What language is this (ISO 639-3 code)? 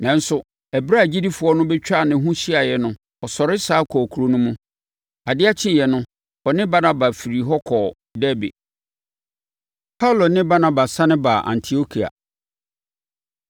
aka